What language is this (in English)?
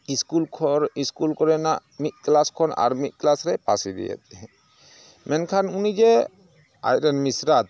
Santali